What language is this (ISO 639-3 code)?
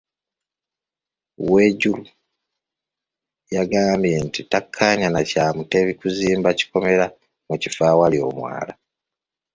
lug